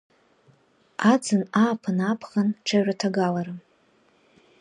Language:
Abkhazian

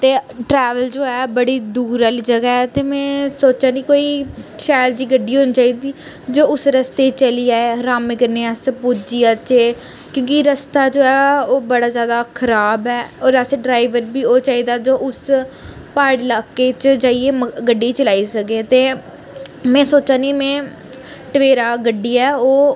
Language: Dogri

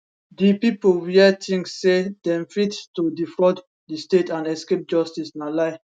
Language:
Nigerian Pidgin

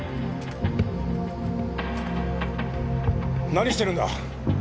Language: Japanese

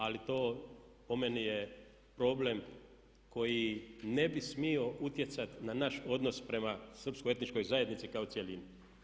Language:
Croatian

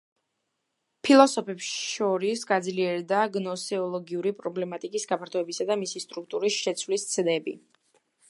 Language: Georgian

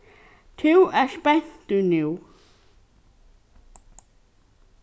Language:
Faroese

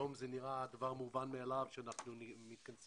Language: Hebrew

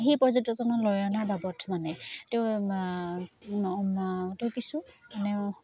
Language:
Assamese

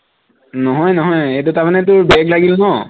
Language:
Assamese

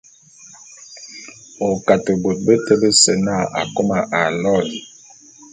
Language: Bulu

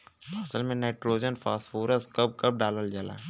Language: Bhojpuri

